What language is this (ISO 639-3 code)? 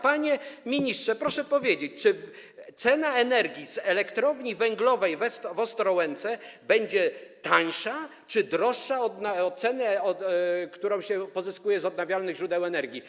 pol